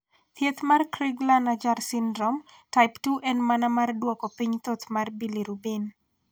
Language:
Luo (Kenya and Tanzania)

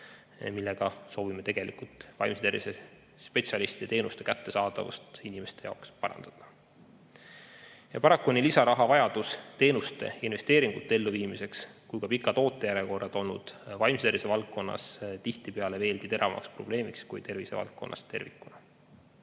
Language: Estonian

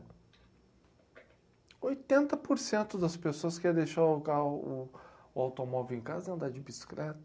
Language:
Portuguese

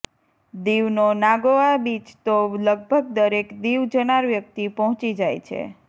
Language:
Gujarati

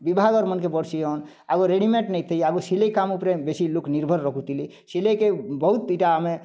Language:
Odia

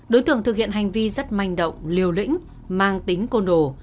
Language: Vietnamese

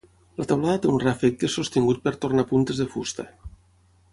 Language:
Catalan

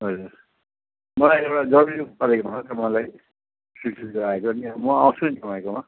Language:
Nepali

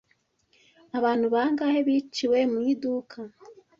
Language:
Kinyarwanda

